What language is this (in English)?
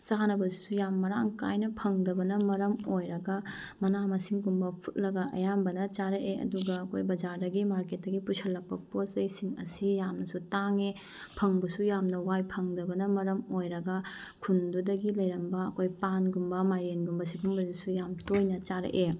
Manipuri